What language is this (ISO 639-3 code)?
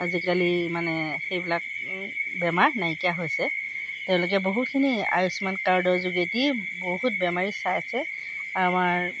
asm